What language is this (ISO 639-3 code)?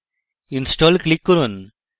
ben